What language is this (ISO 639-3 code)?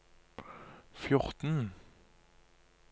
nor